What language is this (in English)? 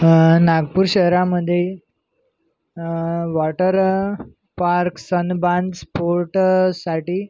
Marathi